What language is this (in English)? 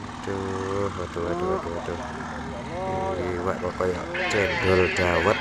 Indonesian